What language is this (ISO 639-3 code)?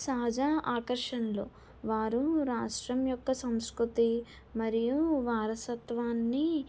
tel